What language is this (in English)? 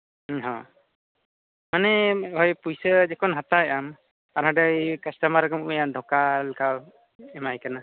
Santali